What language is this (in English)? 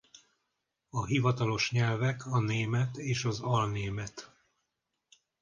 Hungarian